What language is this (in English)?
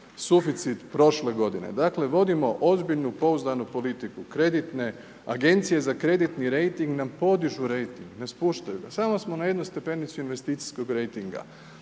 Croatian